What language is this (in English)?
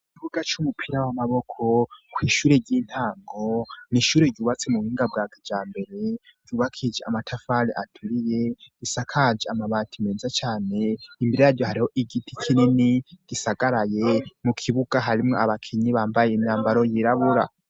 Rundi